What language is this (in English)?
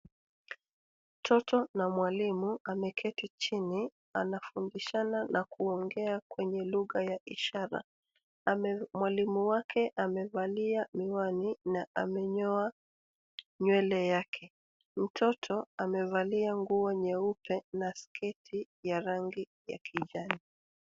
Swahili